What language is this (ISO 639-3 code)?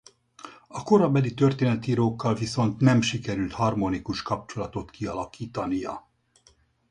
hun